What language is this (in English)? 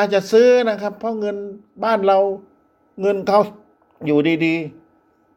Thai